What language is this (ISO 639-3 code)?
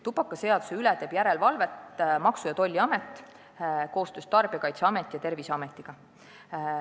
est